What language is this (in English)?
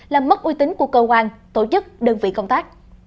Vietnamese